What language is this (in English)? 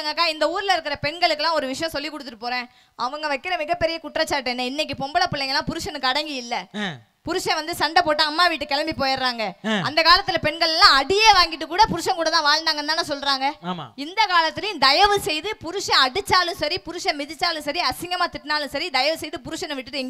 Tamil